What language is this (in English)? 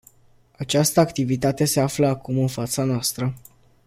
Romanian